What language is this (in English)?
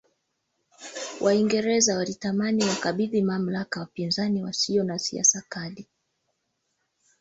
Swahili